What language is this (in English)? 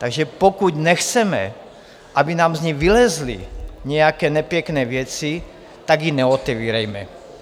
Czech